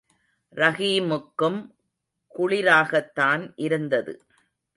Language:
Tamil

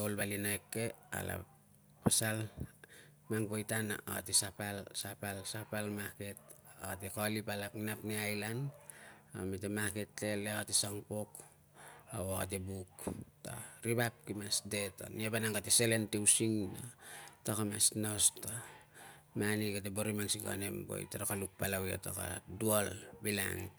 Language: Tungag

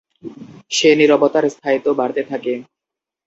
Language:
Bangla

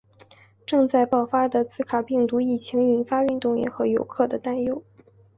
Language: Chinese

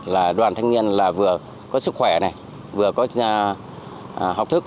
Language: Vietnamese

